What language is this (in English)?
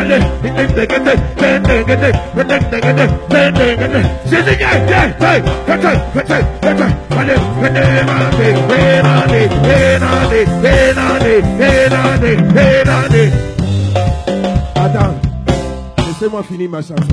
French